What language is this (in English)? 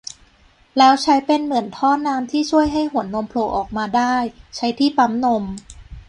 Thai